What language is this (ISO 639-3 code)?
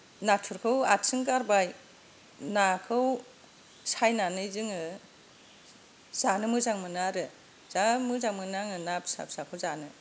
brx